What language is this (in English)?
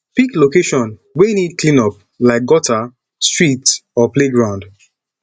Nigerian Pidgin